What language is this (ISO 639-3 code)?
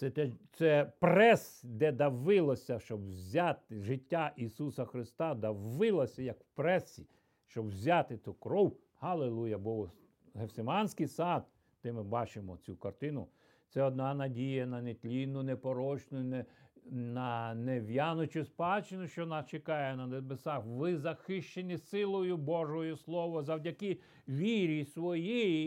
ukr